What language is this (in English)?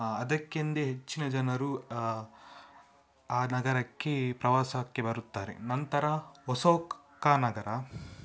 Kannada